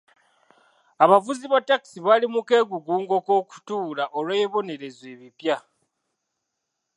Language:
Ganda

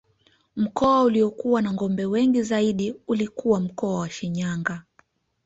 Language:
Swahili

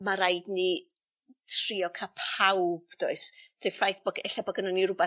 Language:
Welsh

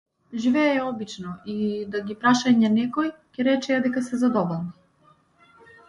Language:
Macedonian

